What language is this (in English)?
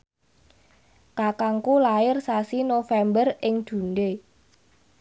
Javanese